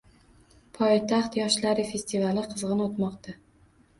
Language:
Uzbek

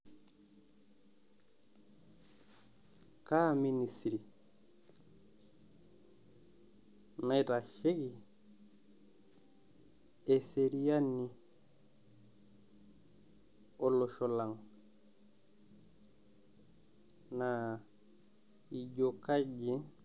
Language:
Masai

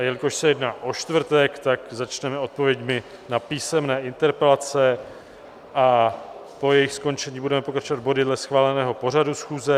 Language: Czech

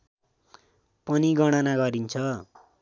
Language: Nepali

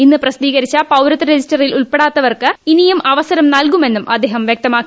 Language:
Malayalam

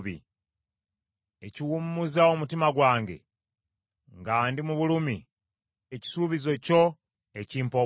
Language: Ganda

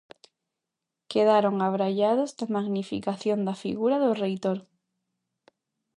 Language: Galician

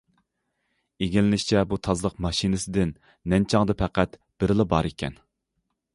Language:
Uyghur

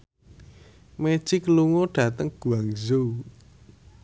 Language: Javanese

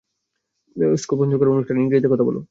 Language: Bangla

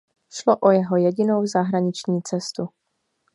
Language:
Czech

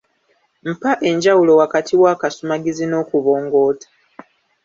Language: Ganda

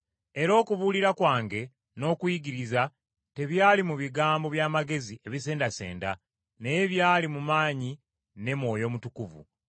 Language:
Ganda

